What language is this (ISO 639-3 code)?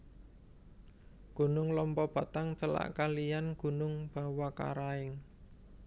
jav